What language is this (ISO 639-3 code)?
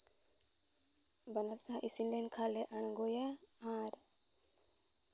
sat